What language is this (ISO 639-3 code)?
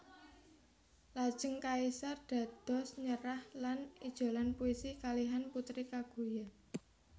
jav